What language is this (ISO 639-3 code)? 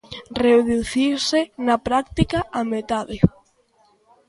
glg